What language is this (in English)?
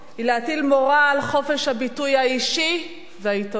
Hebrew